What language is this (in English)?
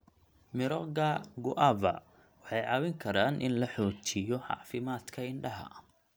Somali